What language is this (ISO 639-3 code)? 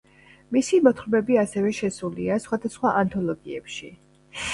kat